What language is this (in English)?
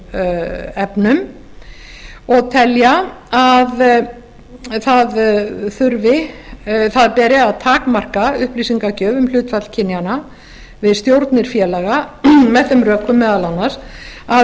Icelandic